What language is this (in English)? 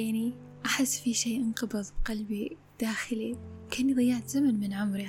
Arabic